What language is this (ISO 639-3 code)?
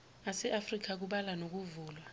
zul